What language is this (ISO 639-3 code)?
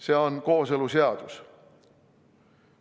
est